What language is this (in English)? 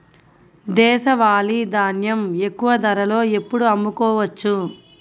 Telugu